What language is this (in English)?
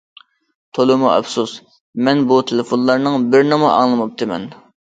Uyghur